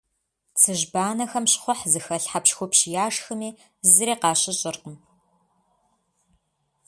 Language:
Kabardian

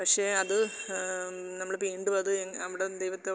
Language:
Malayalam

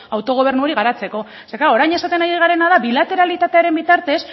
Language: Basque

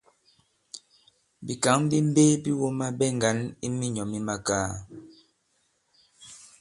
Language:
Bankon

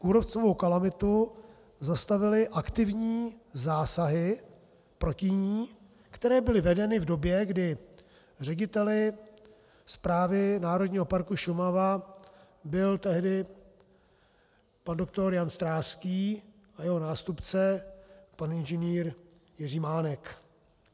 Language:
Czech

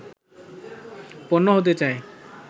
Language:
Bangla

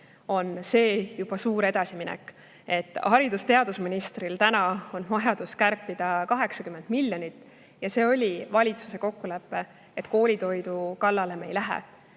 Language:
Estonian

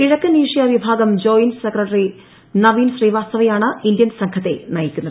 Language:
Malayalam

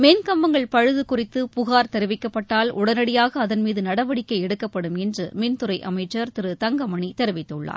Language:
Tamil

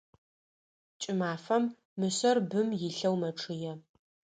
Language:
Adyghe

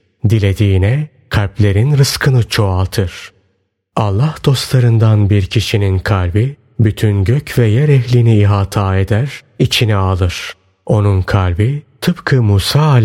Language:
Turkish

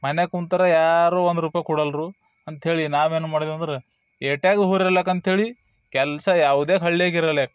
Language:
Kannada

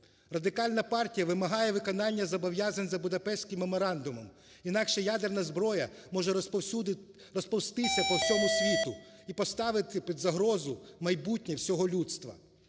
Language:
Ukrainian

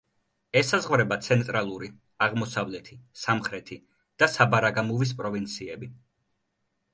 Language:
Georgian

